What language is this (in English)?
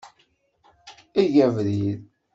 Kabyle